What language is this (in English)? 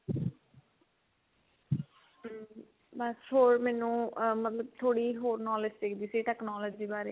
Punjabi